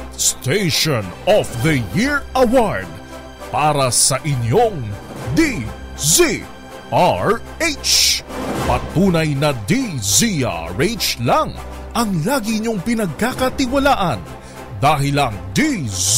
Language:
Filipino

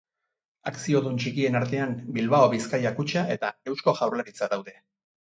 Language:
Basque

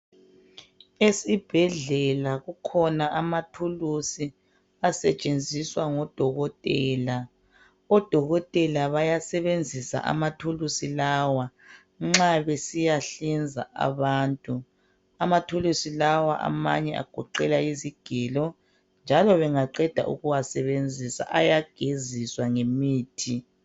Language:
North Ndebele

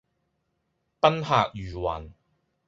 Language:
Cantonese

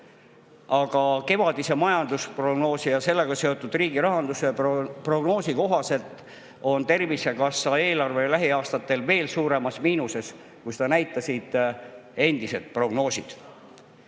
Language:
Estonian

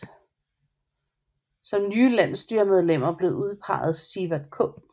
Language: Danish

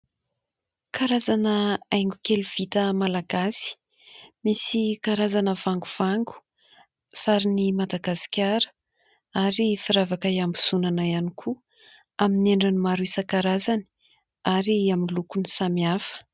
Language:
Malagasy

